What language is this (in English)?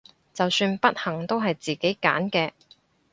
Cantonese